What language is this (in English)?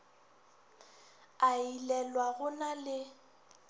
Northern Sotho